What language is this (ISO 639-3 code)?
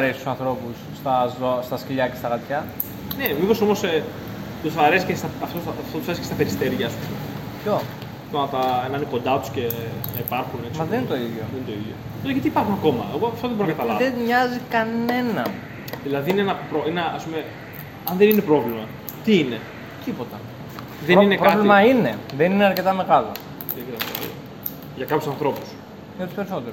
ell